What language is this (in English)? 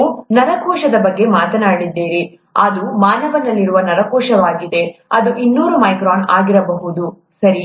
Kannada